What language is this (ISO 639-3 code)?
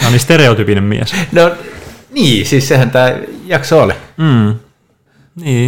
fin